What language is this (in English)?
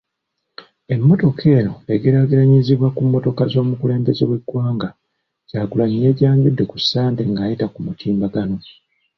Ganda